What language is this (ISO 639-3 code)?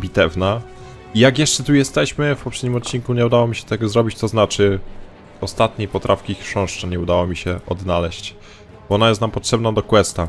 pol